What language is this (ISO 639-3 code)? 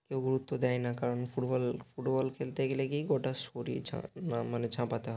ben